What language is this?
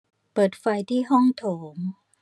Thai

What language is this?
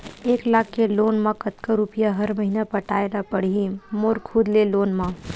Chhattisgarhi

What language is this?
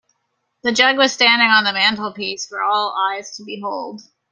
English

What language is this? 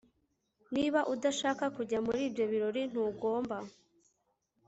Kinyarwanda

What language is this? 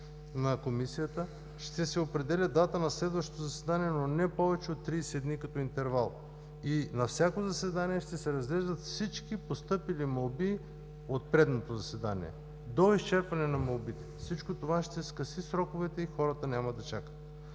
Bulgarian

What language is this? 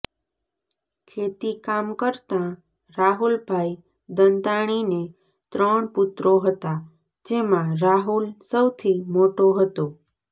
Gujarati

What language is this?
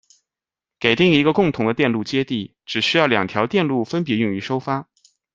Chinese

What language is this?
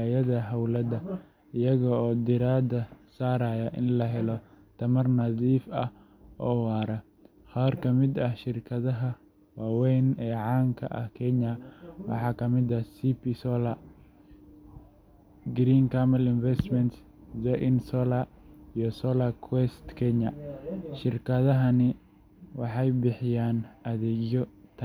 Somali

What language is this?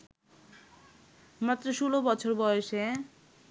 Bangla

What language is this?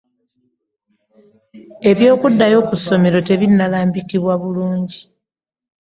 Ganda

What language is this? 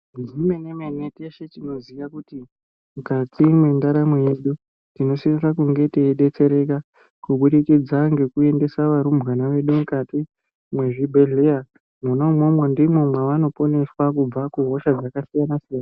Ndau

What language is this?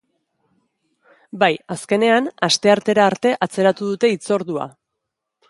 Basque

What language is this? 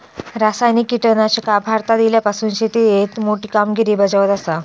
Marathi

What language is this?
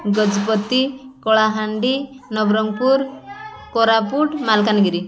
Odia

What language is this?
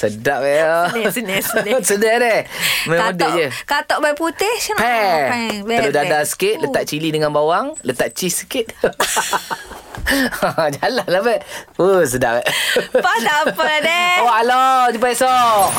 Malay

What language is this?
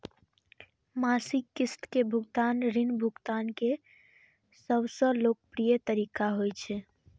Maithili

